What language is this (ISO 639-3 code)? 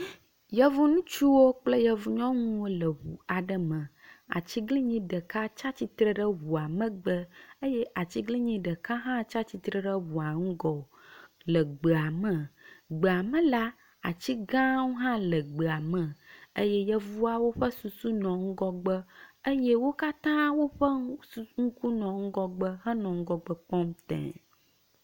ewe